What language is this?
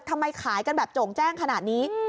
Thai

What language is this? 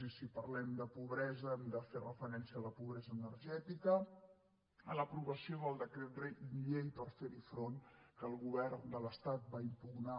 Catalan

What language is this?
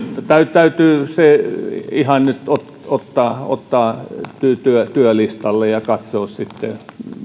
Finnish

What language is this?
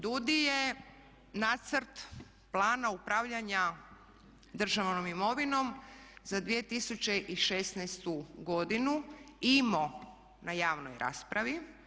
Croatian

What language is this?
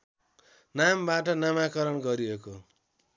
Nepali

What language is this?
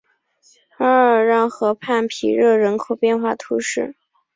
Chinese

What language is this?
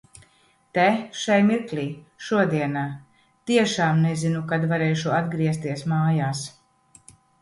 Latvian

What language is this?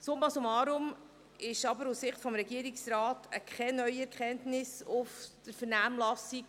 Swiss German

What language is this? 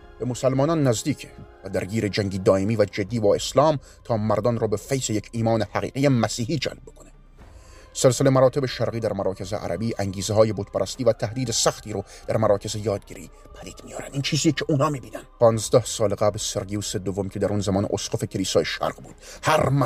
Persian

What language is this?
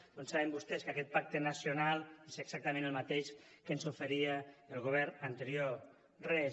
Catalan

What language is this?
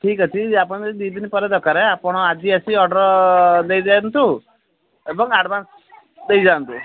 Odia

